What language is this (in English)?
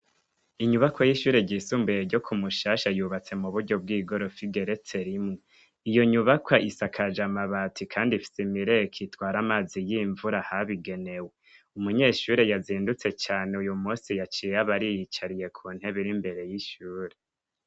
Rundi